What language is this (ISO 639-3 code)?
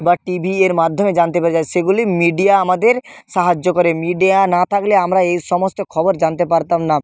ben